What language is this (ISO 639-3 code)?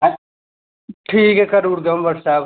doi